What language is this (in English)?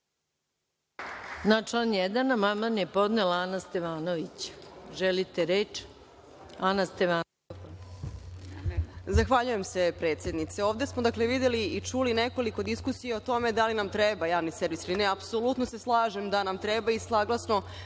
Serbian